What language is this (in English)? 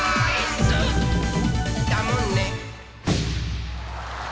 Japanese